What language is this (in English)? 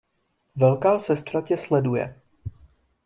Czech